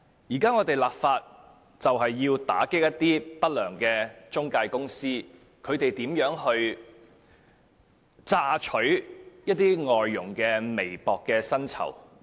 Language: Cantonese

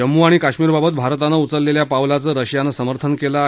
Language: Marathi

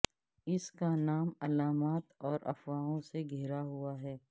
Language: Urdu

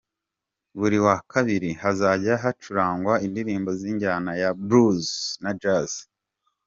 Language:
Kinyarwanda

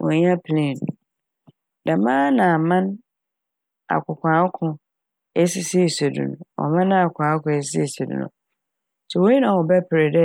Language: Akan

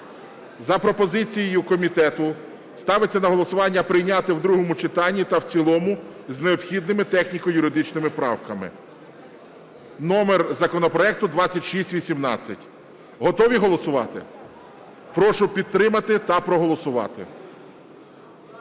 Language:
Ukrainian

